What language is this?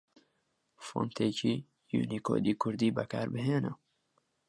Central Kurdish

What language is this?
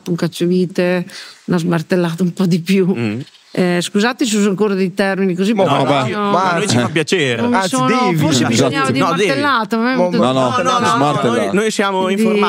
Italian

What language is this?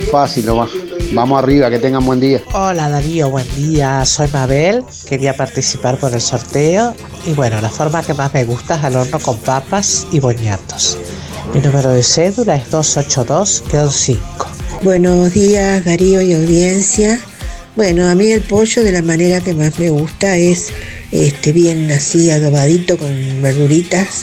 Spanish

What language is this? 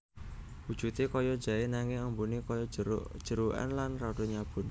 Javanese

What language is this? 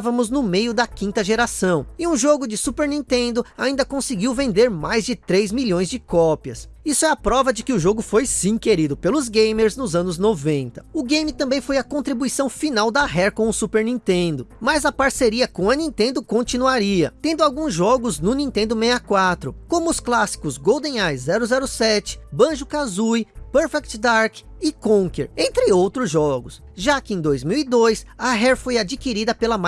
Portuguese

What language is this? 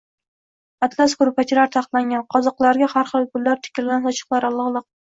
Uzbek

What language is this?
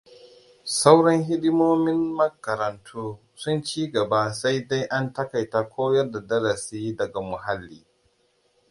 Hausa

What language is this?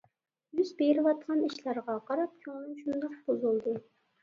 Uyghur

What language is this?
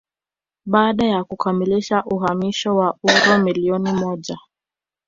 Swahili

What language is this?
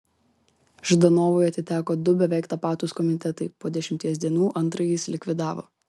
Lithuanian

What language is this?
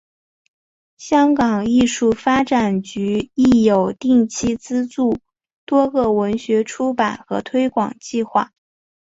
Chinese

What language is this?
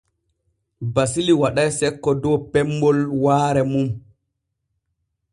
Borgu Fulfulde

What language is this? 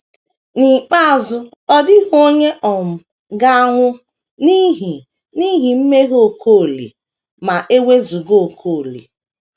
Igbo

